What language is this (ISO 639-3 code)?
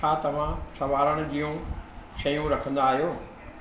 snd